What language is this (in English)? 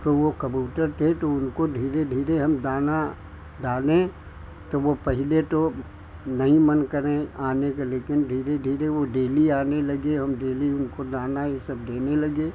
Hindi